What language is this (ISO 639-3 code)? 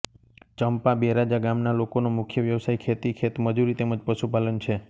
guj